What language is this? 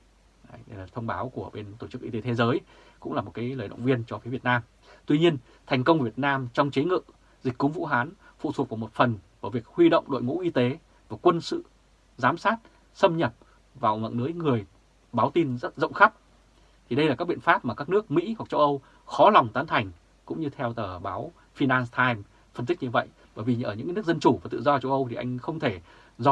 Vietnamese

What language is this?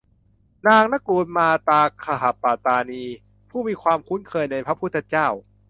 Thai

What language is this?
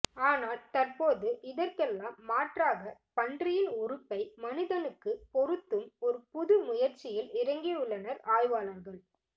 Tamil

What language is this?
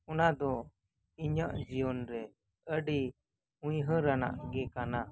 Santali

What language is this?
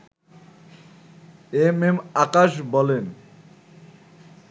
Bangla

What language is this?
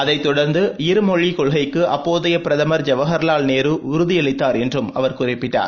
Tamil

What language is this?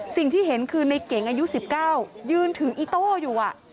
Thai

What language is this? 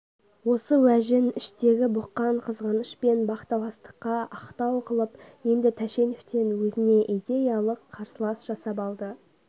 Kazakh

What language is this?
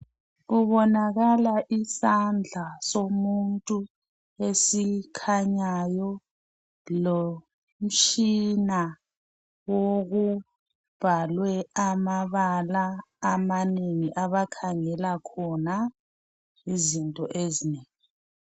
North Ndebele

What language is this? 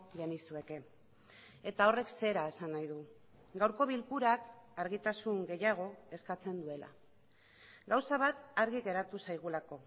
Basque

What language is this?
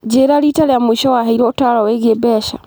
Kikuyu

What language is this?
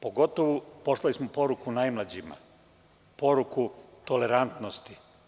Serbian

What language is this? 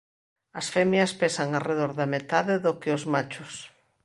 Galician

